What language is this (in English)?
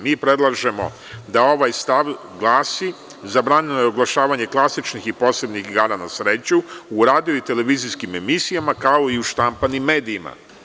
Serbian